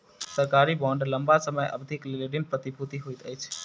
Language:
Maithili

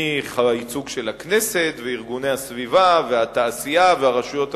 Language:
Hebrew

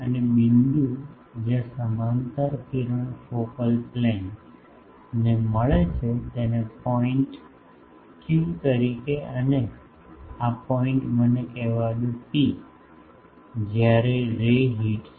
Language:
Gujarati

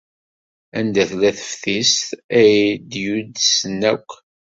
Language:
Kabyle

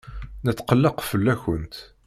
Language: Kabyle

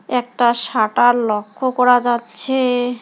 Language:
Bangla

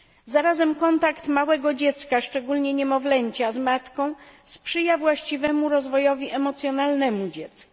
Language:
Polish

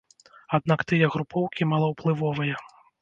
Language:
Belarusian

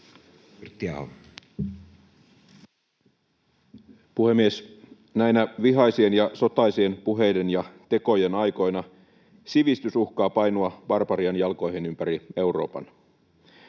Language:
Finnish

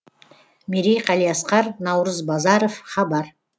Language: Kazakh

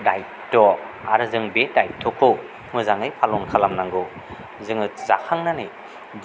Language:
Bodo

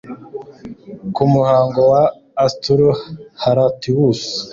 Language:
Kinyarwanda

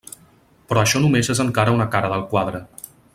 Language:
Catalan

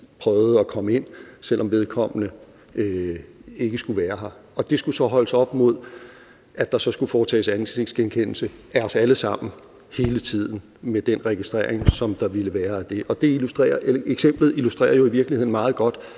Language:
Danish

